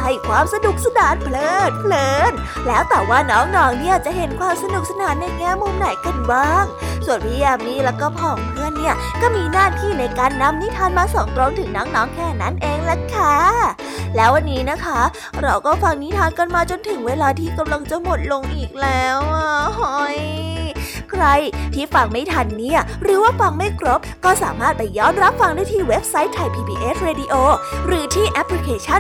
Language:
Thai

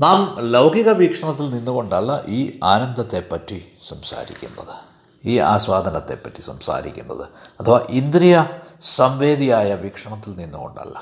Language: Malayalam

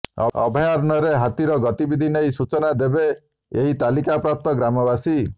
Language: Odia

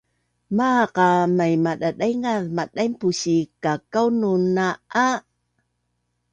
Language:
Bunun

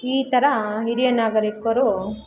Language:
Kannada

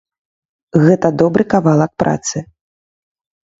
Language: Belarusian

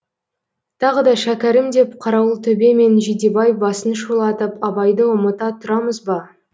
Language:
Kazakh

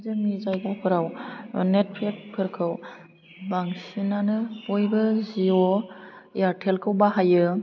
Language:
Bodo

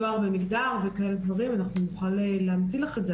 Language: Hebrew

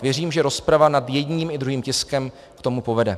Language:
Czech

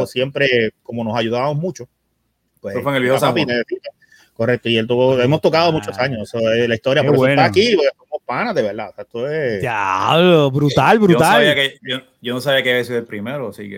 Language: Spanish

